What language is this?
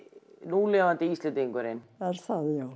Icelandic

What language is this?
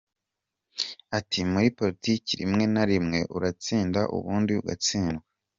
Kinyarwanda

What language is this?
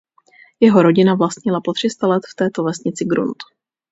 Czech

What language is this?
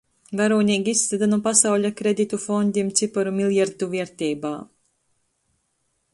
Latgalian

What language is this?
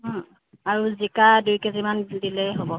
Assamese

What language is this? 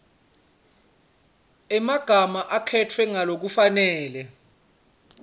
Swati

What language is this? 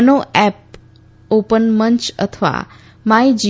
Gujarati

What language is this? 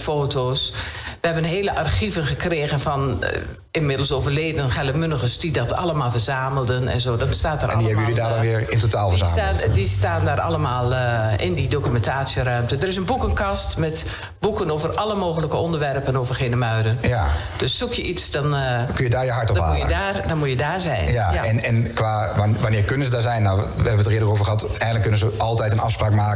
Dutch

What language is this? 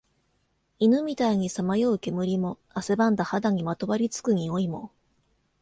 Japanese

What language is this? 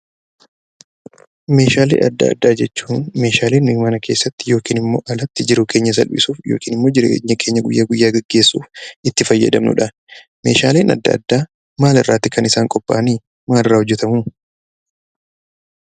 Oromo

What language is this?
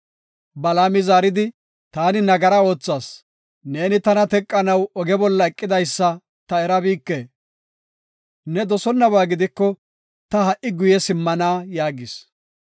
Gofa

